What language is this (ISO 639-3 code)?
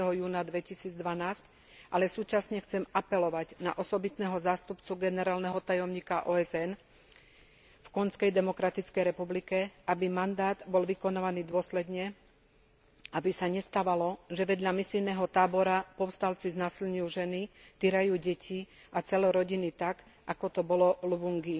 slk